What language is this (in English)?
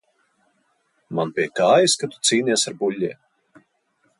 Latvian